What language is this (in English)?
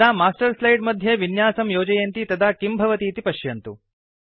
Sanskrit